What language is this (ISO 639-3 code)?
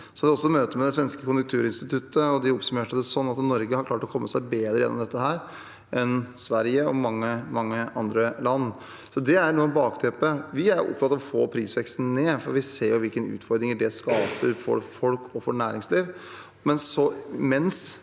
nor